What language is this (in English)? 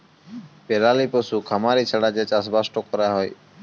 Bangla